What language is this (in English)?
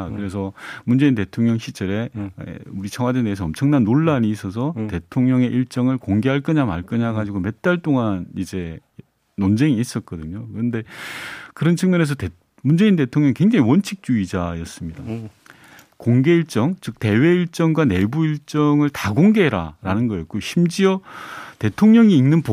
Korean